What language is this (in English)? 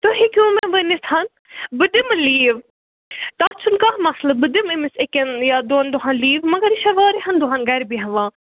Kashmiri